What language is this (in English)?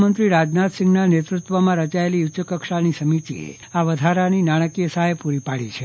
Gujarati